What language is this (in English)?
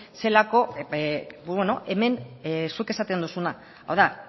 Basque